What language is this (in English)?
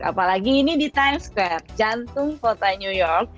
Indonesian